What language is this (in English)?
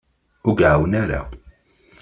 Kabyle